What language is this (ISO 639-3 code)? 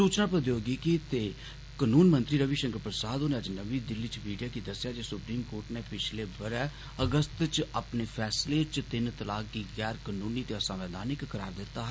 doi